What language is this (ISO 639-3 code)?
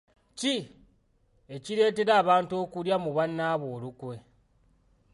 lug